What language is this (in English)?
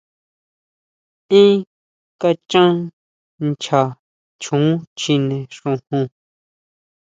Huautla Mazatec